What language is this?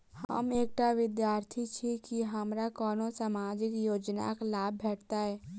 Maithili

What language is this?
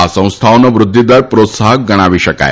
Gujarati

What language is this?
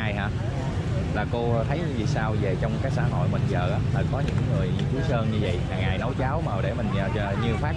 Vietnamese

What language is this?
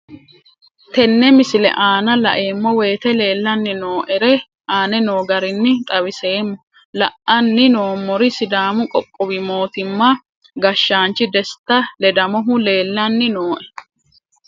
Sidamo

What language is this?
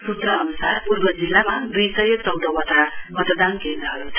Nepali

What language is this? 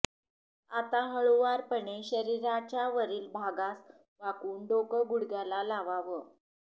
Marathi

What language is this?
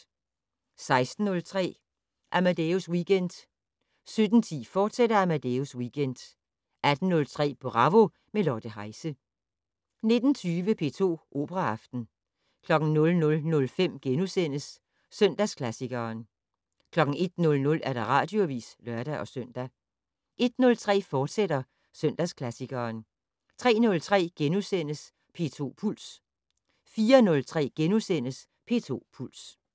Danish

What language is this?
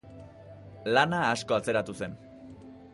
Basque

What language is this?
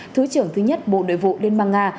Vietnamese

